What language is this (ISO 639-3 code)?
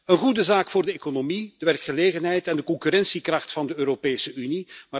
nld